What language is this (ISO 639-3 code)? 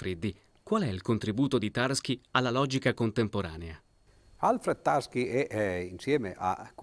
ita